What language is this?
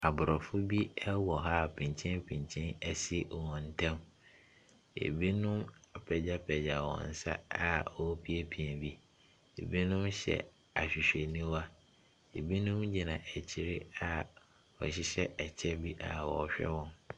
Akan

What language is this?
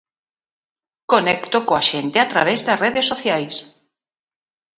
Galician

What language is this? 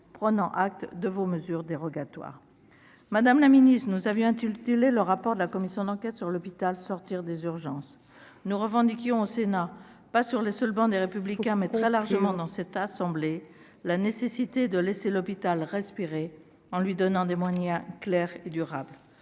French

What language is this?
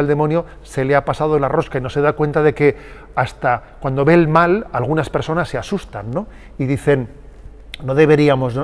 Spanish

